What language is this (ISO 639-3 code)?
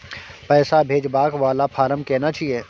mai